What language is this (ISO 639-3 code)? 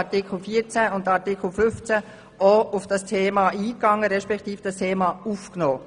gsw